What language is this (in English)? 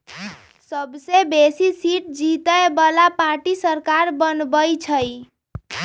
Magahi